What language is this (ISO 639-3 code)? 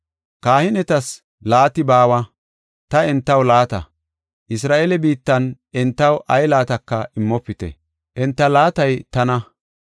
gof